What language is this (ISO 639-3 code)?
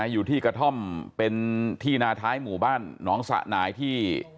tha